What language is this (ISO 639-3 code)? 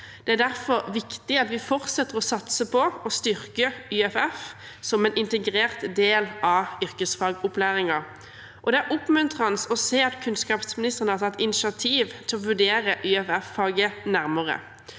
nor